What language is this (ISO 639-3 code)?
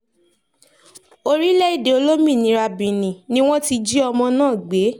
yor